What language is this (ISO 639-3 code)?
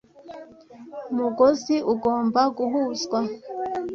kin